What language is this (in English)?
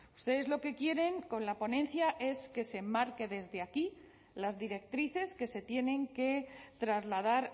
Spanish